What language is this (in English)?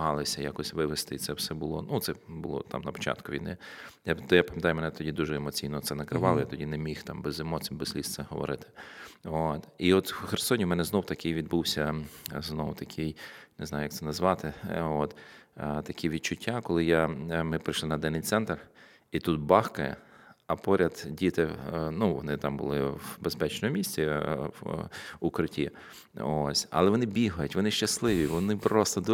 Ukrainian